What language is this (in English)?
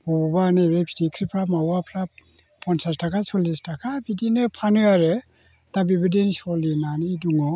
Bodo